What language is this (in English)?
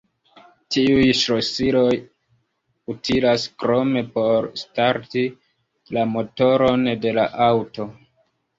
Esperanto